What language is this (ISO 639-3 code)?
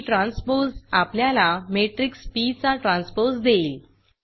mar